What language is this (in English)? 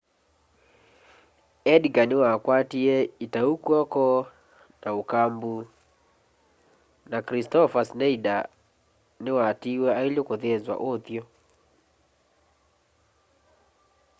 Kamba